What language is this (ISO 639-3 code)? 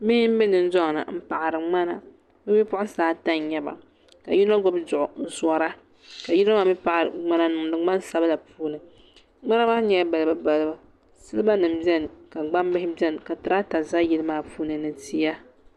dag